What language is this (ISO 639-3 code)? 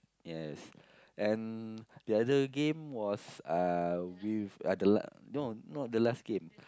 eng